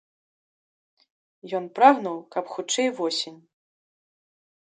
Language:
Belarusian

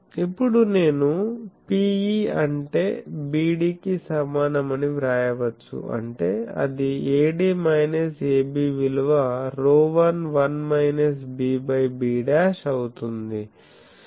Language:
Telugu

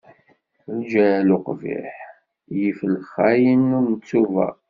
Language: Kabyle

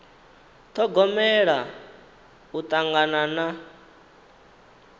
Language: Venda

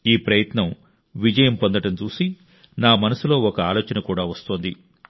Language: Telugu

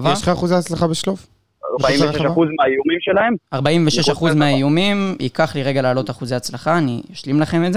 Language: Hebrew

